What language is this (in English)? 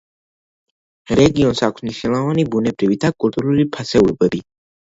Georgian